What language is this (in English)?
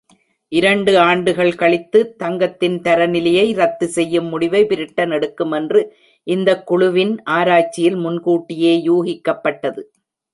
Tamil